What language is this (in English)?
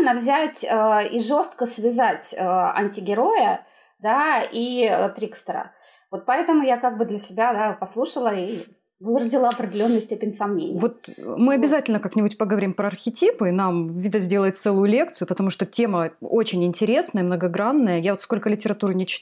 Russian